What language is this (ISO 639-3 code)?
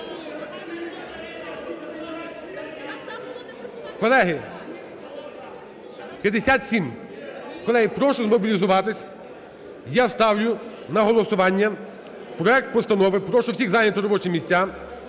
ukr